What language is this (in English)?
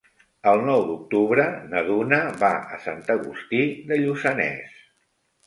Catalan